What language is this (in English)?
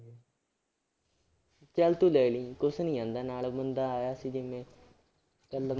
Punjabi